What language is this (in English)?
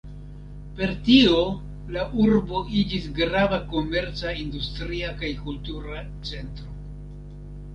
Esperanto